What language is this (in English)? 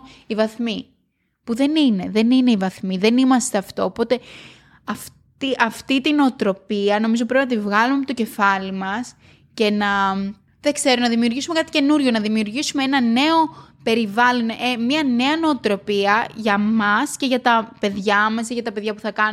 Greek